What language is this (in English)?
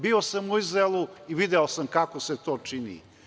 Serbian